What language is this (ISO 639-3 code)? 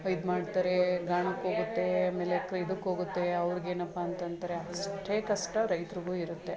kan